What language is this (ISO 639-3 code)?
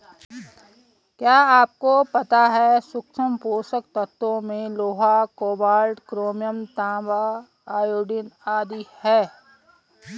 hin